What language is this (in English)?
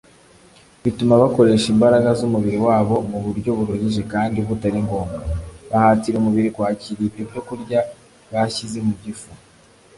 Kinyarwanda